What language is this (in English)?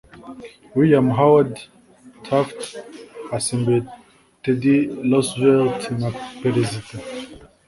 Kinyarwanda